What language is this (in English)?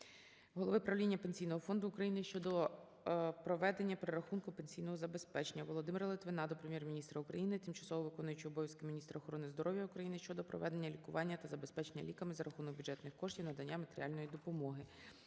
Ukrainian